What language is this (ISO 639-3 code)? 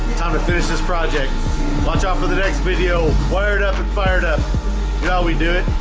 eng